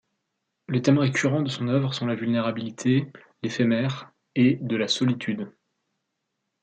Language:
French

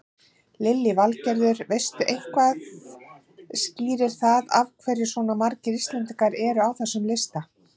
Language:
Icelandic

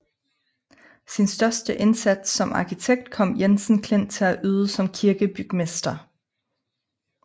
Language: Danish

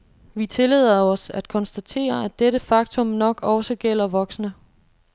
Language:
Danish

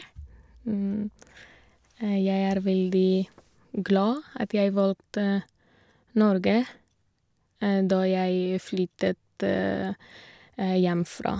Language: Norwegian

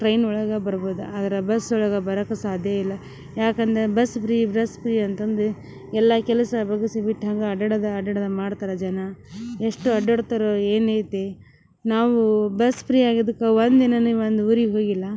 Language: Kannada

